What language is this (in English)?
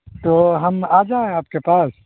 Urdu